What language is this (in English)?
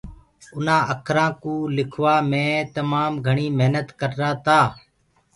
Gurgula